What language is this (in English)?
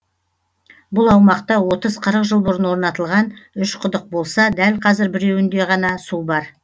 Kazakh